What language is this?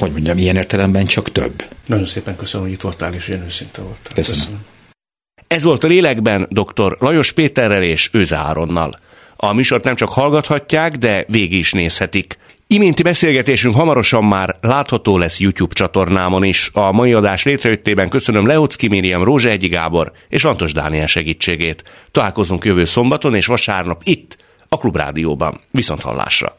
Hungarian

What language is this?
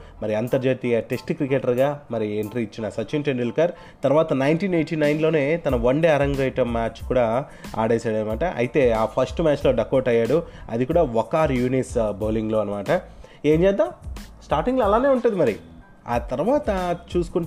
Telugu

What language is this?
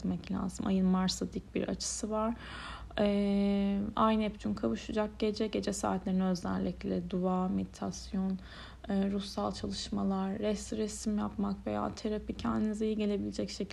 Turkish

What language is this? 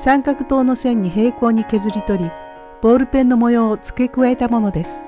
Japanese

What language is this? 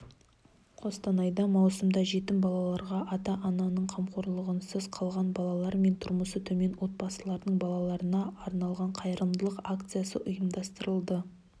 Kazakh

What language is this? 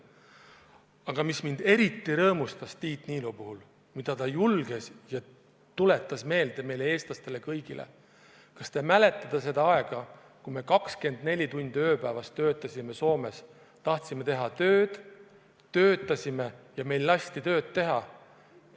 Estonian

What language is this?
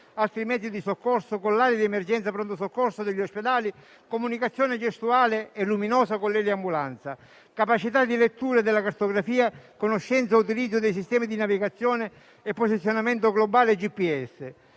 Italian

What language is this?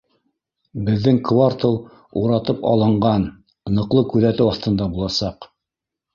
Bashkir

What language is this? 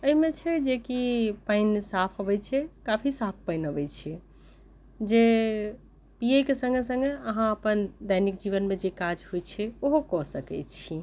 Maithili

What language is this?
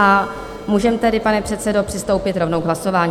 Czech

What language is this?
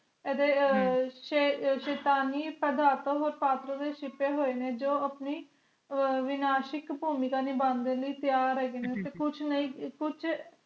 Punjabi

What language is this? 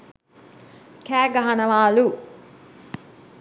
Sinhala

